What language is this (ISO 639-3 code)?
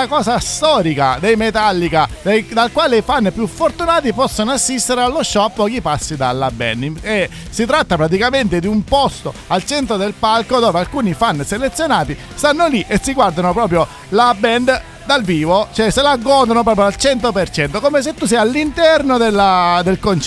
ita